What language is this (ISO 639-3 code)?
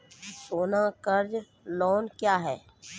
mai